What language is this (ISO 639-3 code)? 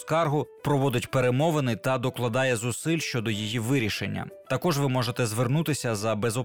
ukr